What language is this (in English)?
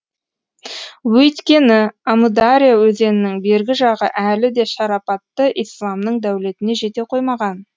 Kazakh